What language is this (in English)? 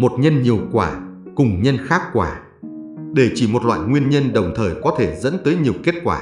Vietnamese